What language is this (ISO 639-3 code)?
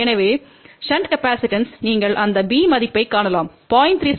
tam